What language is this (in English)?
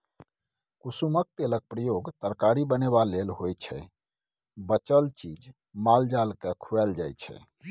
Maithili